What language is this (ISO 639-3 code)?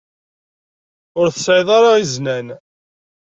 kab